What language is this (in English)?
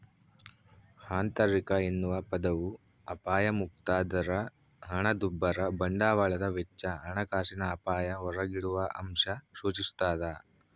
Kannada